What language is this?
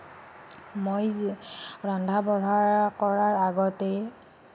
Assamese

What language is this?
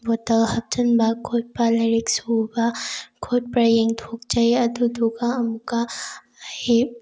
Manipuri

